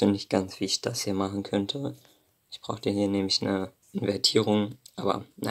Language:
German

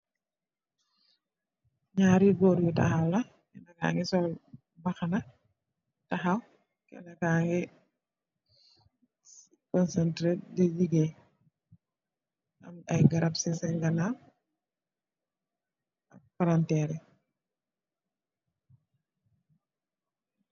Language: Wolof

